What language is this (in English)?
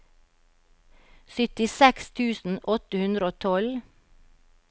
Norwegian